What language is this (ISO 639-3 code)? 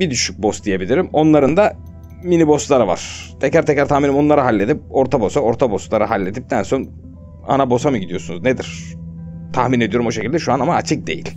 tur